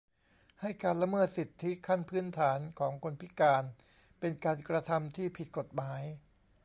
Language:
Thai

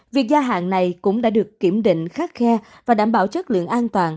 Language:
Vietnamese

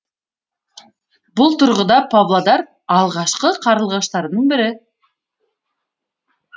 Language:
Kazakh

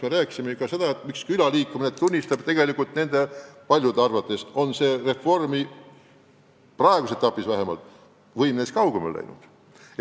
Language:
Estonian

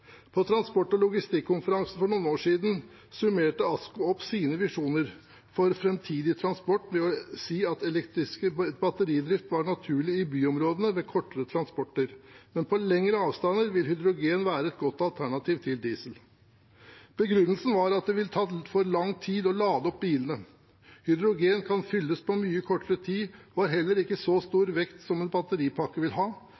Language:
Norwegian Bokmål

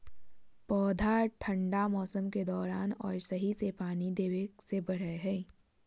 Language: Magahi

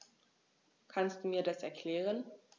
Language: German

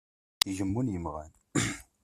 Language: Kabyle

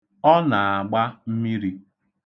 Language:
Igbo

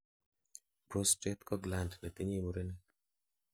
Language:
Kalenjin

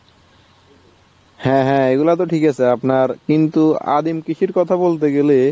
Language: Bangla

